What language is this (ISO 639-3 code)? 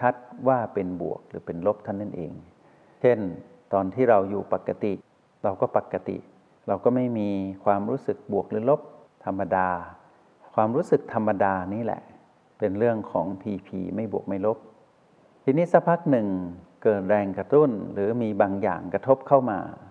tha